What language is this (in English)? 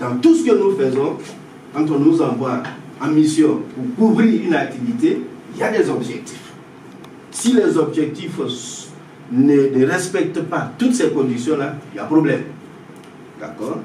French